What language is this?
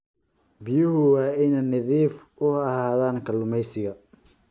Somali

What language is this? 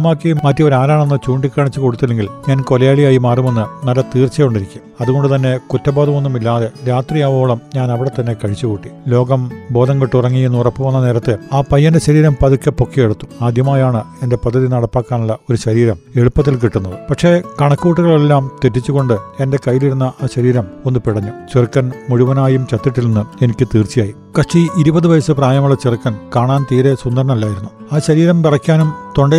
Malayalam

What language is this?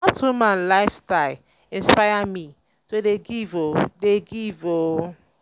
Nigerian Pidgin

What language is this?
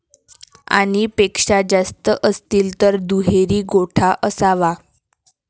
Marathi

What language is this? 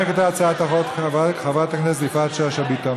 Hebrew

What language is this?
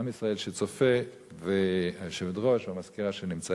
Hebrew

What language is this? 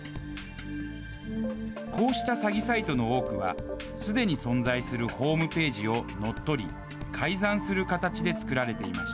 Japanese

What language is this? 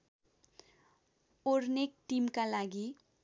Nepali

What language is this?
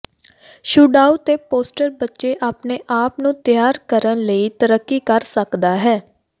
Punjabi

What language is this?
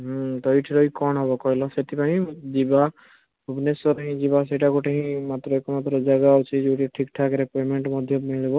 Odia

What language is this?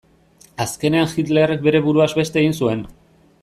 Basque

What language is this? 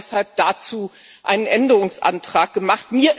German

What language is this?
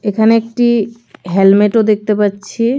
Bangla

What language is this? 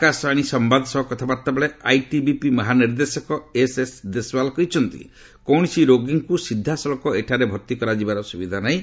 Odia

